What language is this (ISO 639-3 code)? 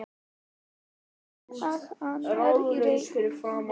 isl